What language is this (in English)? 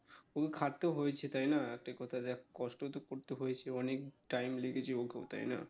Bangla